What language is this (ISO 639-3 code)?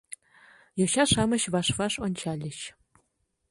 chm